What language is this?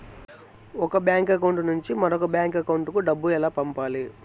Telugu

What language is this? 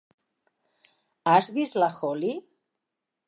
Catalan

